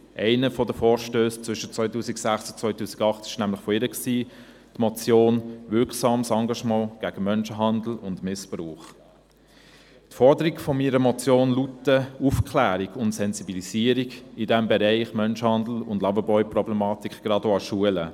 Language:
Swiss German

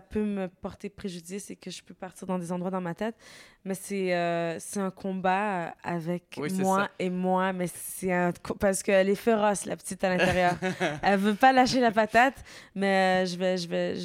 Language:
French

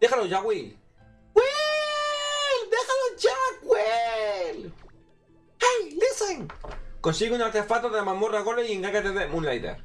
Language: Spanish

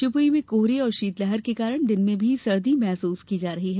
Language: Hindi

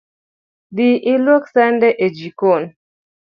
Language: Luo (Kenya and Tanzania)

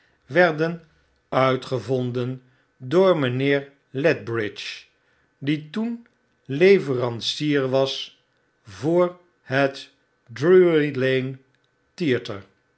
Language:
Dutch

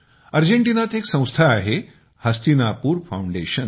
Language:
Marathi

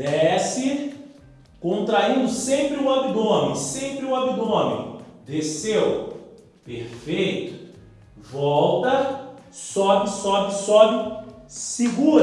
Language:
Portuguese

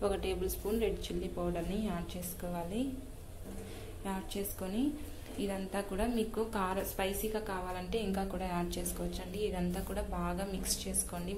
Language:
Romanian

